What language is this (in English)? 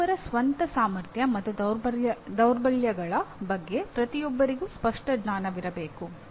Kannada